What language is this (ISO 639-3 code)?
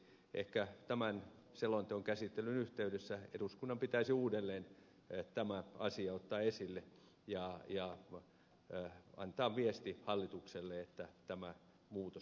fin